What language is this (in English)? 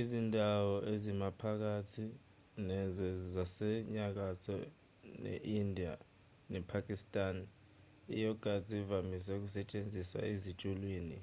Zulu